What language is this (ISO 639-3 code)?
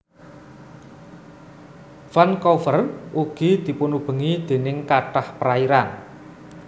jav